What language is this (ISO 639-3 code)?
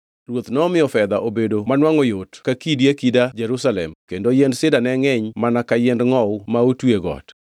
luo